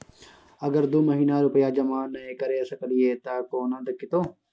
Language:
Maithili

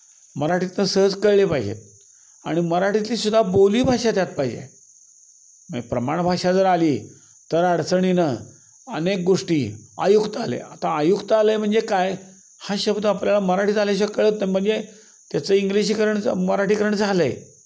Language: Marathi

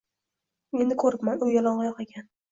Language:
Uzbek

